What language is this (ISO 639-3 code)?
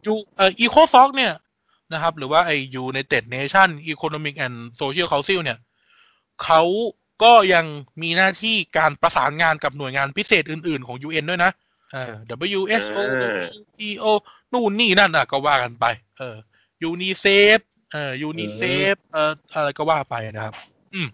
tha